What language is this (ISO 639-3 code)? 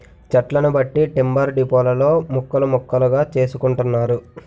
tel